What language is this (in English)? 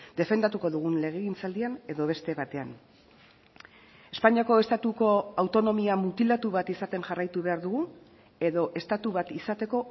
Basque